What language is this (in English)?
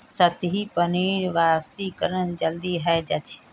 Magahi